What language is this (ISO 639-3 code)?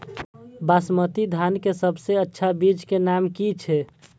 mai